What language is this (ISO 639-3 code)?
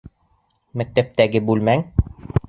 bak